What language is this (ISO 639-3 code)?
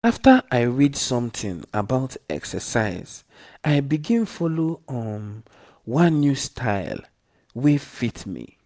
pcm